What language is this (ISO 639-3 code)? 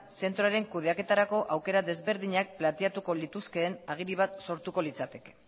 eus